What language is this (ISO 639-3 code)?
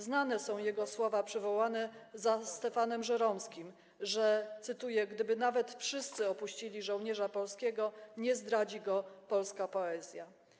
pol